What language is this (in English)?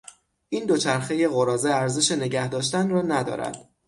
Persian